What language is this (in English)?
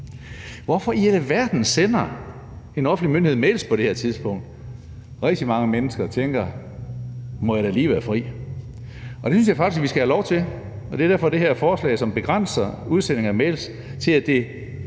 Danish